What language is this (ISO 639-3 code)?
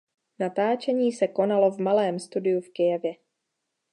ces